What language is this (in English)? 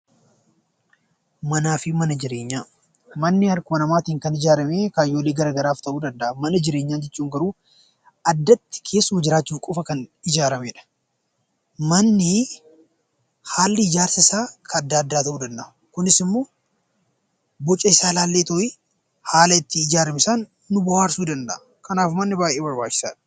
Oromo